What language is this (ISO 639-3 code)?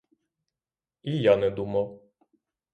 ukr